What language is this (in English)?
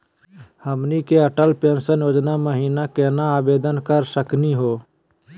Magahi